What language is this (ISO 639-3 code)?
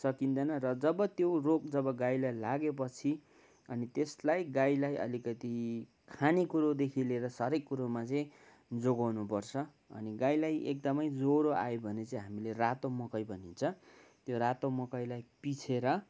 nep